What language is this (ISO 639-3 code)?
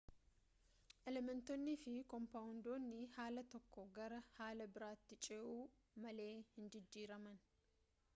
orm